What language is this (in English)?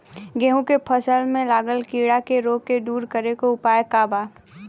Bhojpuri